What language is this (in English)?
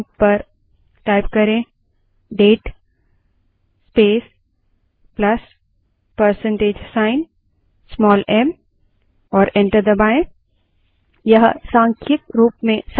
Hindi